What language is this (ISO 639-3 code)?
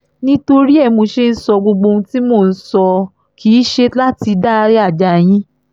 yor